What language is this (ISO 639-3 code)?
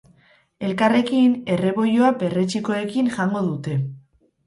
eus